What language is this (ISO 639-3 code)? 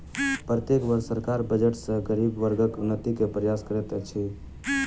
mai